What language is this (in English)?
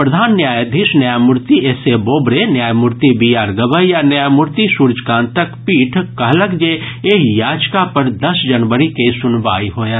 Maithili